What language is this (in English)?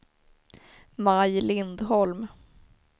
Swedish